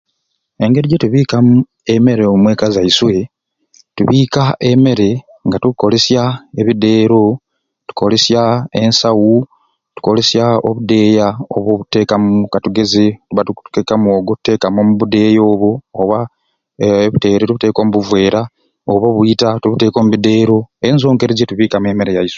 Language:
Ruuli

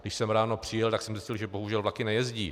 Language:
Czech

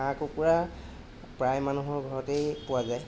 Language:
Assamese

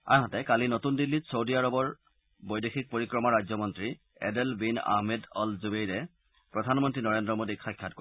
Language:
Assamese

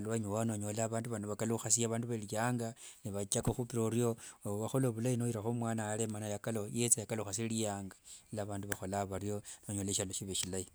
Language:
Wanga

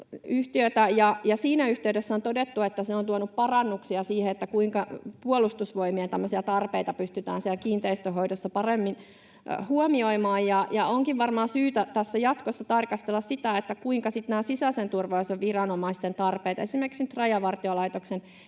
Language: Finnish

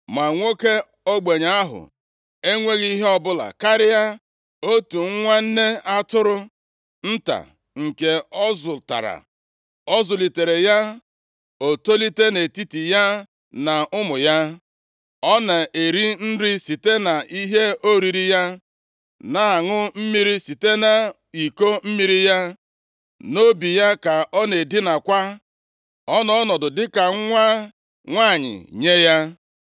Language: Igbo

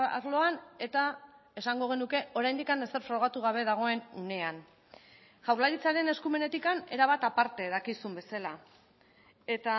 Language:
Basque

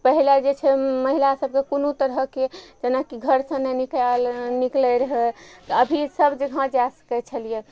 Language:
Maithili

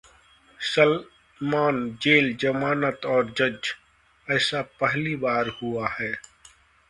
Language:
Hindi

